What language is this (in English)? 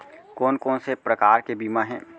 Chhattisgarhi